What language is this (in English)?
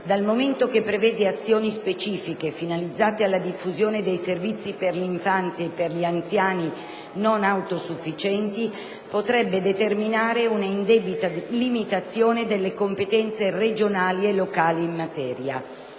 Italian